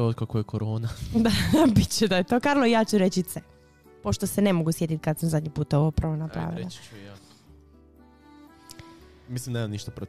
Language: Croatian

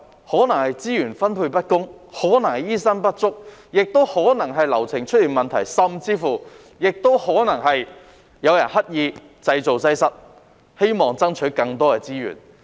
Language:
Cantonese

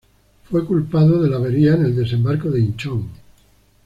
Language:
Spanish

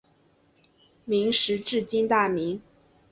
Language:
Chinese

